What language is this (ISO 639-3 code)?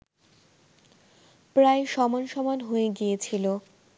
ben